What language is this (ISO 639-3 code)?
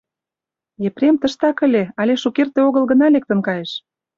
chm